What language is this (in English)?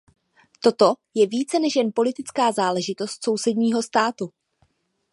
Czech